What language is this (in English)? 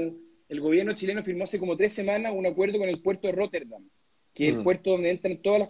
Spanish